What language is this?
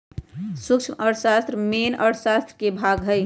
Magahi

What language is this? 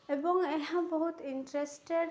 Odia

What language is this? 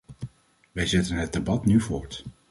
Dutch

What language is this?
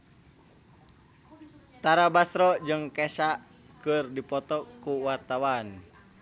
Sundanese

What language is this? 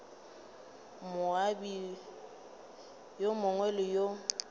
Northern Sotho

